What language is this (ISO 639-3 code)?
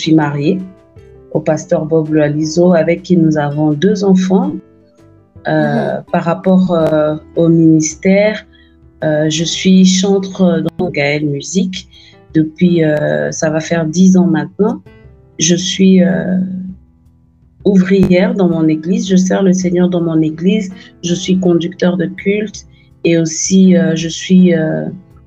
fra